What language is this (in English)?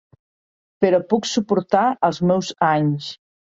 Catalan